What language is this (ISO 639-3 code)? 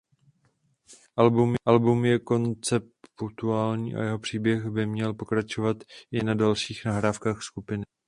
ces